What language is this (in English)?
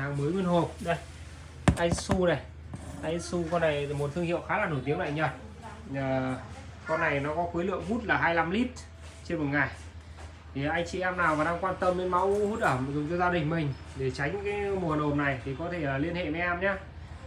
Vietnamese